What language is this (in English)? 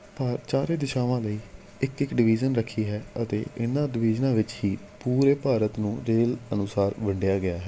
Punjabi